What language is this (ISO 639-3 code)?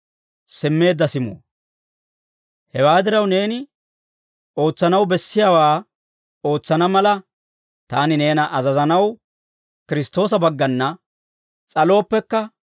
dwr